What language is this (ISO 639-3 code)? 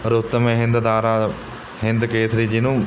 pan